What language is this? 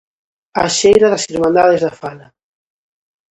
Galician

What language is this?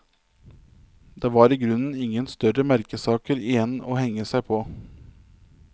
Norwegian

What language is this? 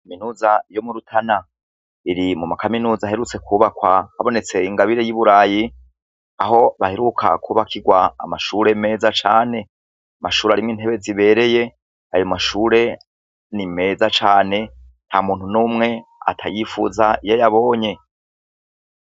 Rundi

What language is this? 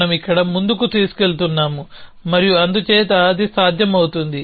Telugu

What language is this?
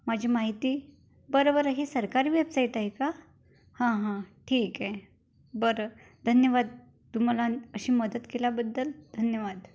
Marathi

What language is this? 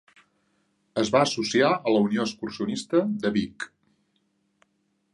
Catalan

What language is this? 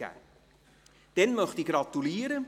Swiss German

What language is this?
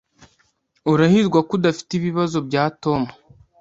Kinyarwanda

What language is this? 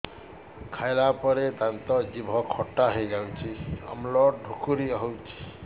Odia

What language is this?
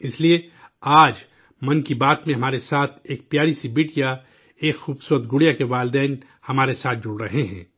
Urdu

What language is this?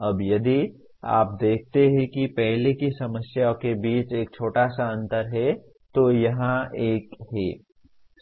Hindi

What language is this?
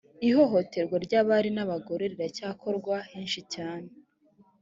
Kinyarwanda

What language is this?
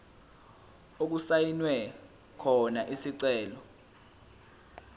Zulu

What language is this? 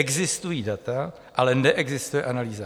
Czech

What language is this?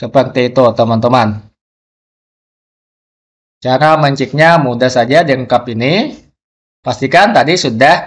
Indonesian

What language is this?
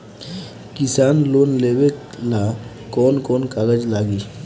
Bhojpuri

